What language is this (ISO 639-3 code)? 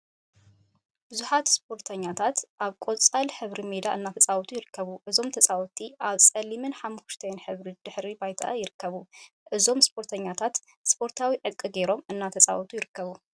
tir